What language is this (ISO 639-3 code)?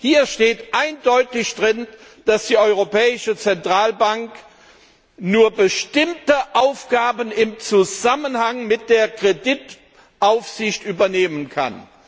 deu